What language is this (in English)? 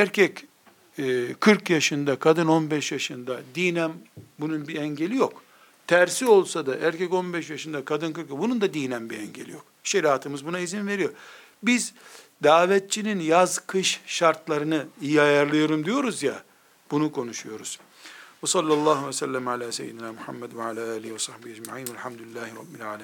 Turkish